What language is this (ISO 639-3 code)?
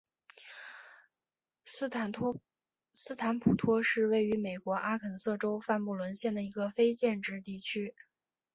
zho